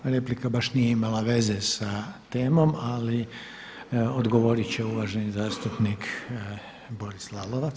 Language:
Croatian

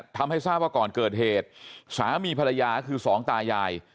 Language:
Thai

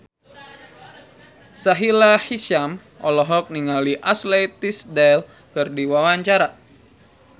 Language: Sundanese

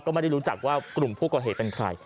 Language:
Thai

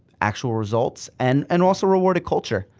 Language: English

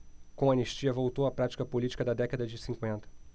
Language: Portuguese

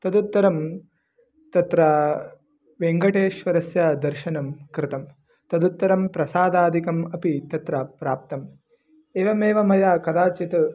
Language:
Sanskrit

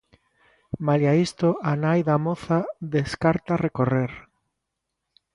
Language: Galician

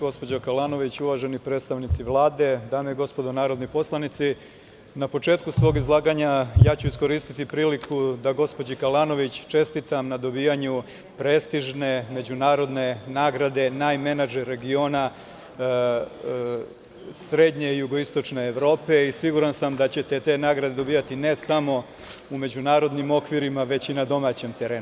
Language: Serbian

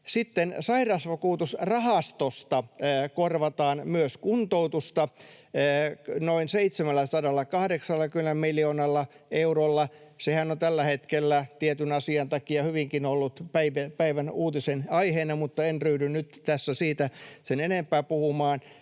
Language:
Finnish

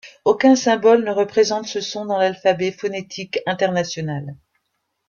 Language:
French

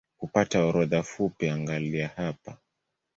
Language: Swahili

